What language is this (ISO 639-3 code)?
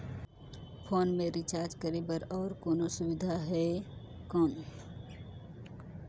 hne